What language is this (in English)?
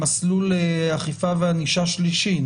Hebrew